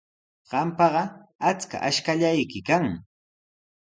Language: Sihuas Ancash Quechua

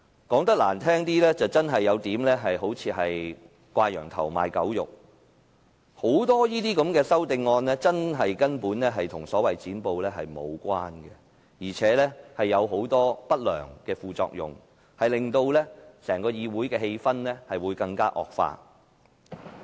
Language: Cantonese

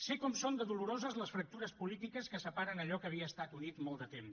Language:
Catalan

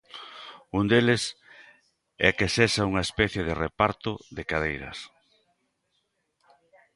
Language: Galician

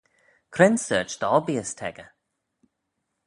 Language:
Manx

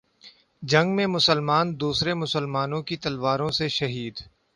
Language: Urdu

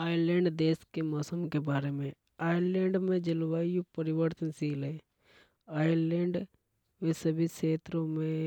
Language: Hadothi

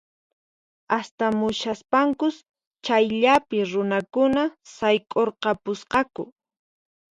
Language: Puno Quechua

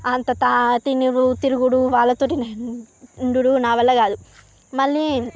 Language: Telugu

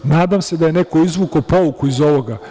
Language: Serbian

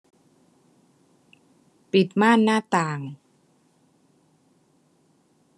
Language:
Thai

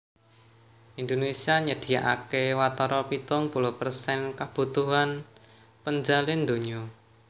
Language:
Javanese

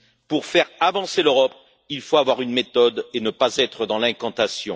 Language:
French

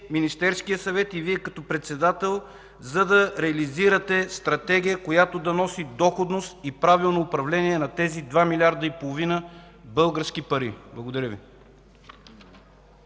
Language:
Bulgarian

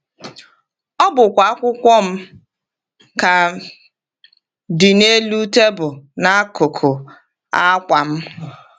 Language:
Igbo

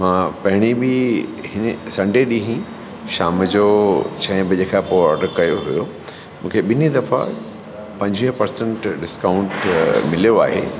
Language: Sindhi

